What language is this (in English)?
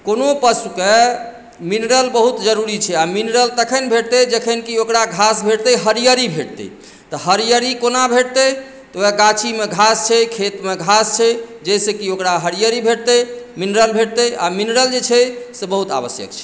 Maithili